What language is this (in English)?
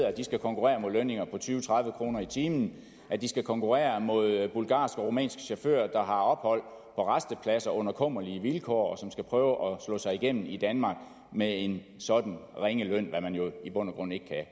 Danish